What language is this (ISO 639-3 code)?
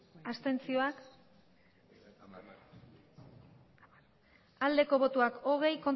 eus